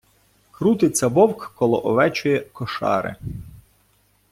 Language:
Ukrainian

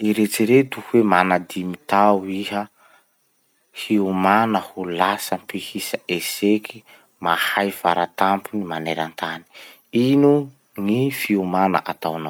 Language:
Masikoro Malagasy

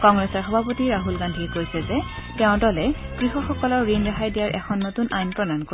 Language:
Assamese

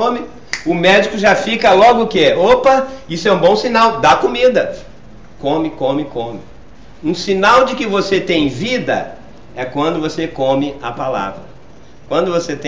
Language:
Portuguese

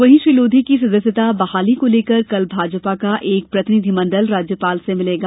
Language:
Hindi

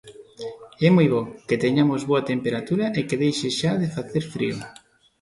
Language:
Galician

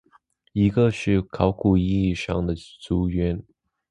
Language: Chinese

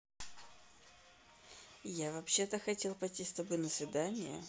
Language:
Russian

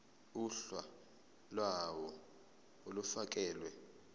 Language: Zulu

